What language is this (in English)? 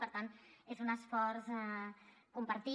Catalan